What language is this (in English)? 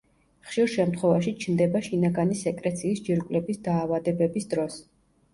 Georgian